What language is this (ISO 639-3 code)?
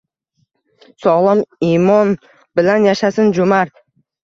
uzb